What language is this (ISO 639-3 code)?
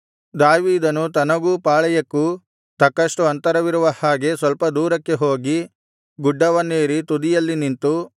kan